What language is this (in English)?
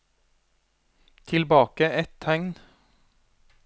Norwegian